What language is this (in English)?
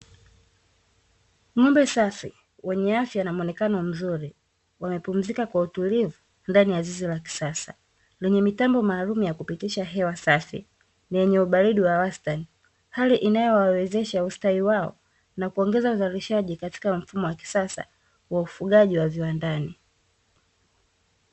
Swahili